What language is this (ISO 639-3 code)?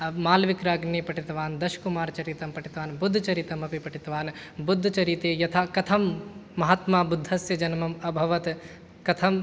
san